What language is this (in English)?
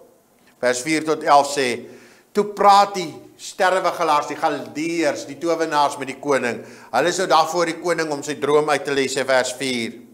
Dutch